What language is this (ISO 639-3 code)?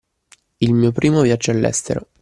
ita